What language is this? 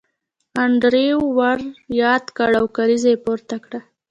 Pashto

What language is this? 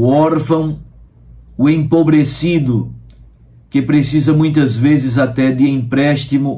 Portuguese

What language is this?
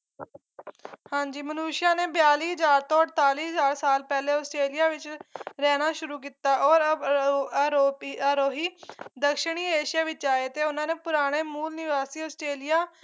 Punjabi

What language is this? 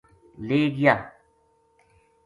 Gujari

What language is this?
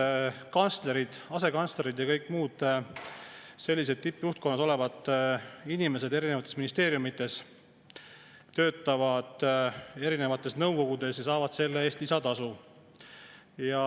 Estonian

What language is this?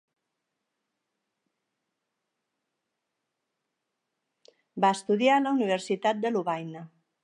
Catalan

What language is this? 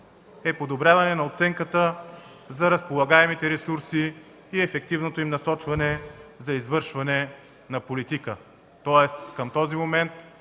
Bulgarian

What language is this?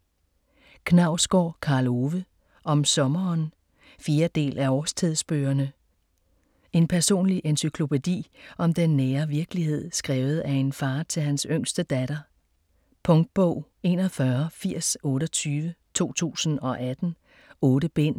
Danish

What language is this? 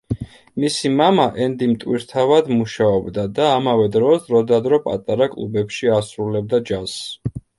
Georgian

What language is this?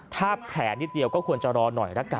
Thai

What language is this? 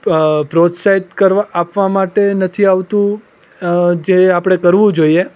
Gujarati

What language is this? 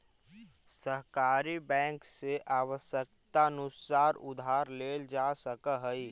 Magahi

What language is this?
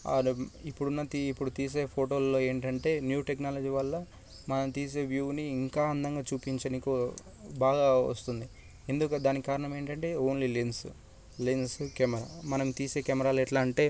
Telugu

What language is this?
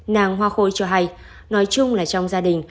Vietnamese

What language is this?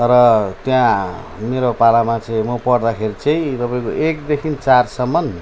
Nepali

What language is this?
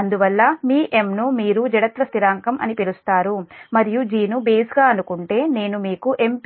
Telugu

